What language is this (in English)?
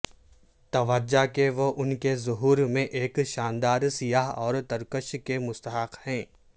Urdu